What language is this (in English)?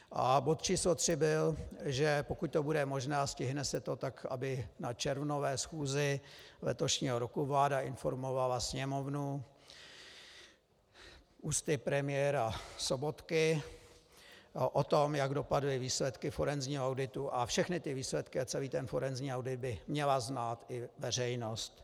Czech